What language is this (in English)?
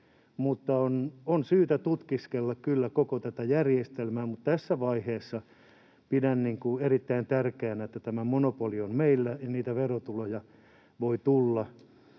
Finnish